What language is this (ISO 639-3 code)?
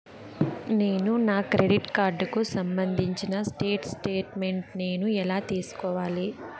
tel